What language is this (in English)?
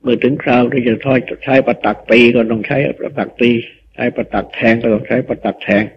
Thai